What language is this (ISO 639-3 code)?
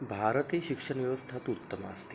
san